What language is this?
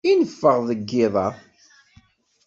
Kabyle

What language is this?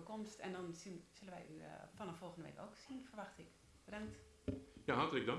Dutch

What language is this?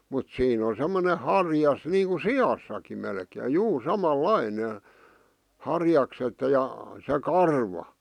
Finnish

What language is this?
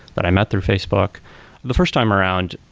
English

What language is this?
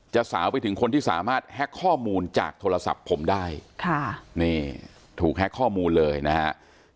Thai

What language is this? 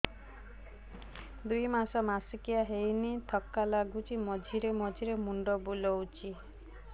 Odia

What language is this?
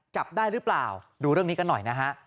Thai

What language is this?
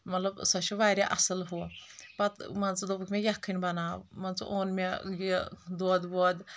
Kashmiri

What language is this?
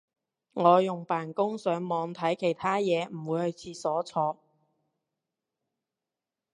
Cantonese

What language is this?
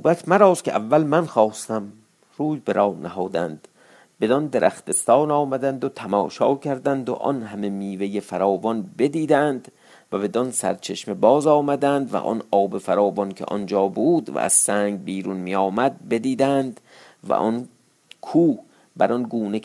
Persian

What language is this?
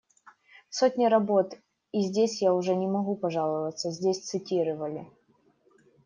Russian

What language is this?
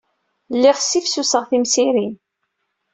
Kabyle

